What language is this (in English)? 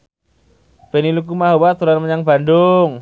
Javanese